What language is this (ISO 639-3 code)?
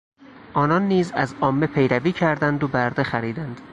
fas